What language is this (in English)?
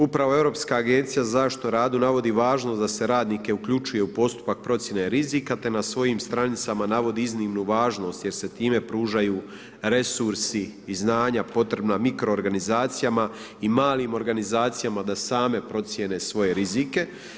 Croatian